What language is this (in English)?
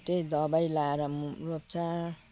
Nepali